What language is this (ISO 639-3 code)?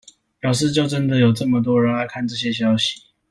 zho